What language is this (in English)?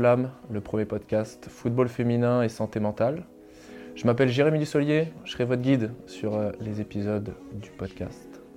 French